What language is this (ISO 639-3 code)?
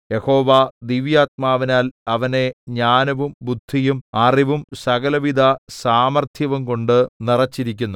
mal